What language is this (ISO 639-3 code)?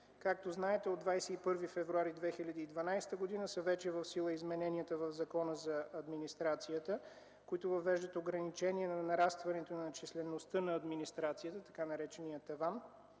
bul